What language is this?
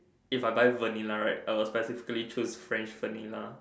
English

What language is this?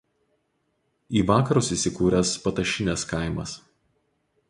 Lithuanian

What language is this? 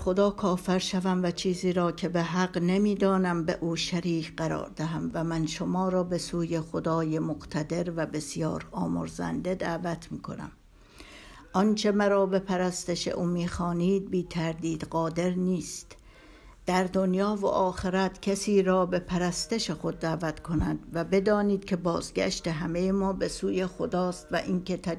Persian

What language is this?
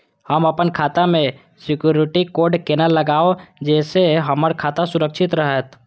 Maithili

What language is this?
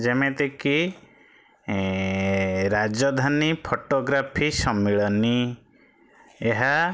Odia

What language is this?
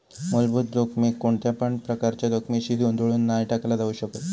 Marathi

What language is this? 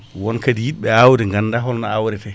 Fula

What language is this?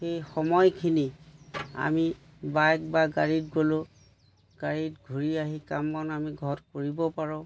Assamese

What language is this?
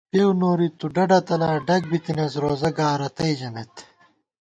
Gawar-Bati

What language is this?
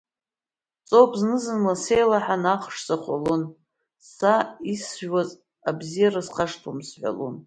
Abkhazian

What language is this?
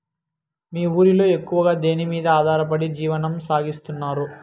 Telugu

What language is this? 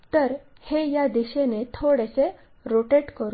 Marathi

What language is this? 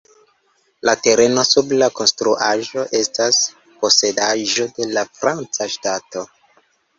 Esperanto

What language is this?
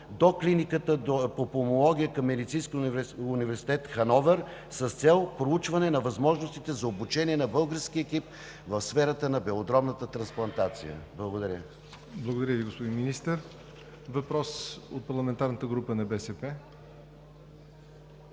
Bulgarian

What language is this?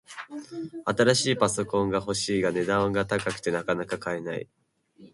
Japanese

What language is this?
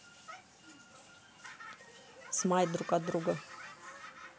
Russian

